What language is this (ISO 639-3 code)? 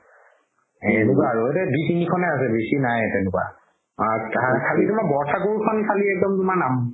asm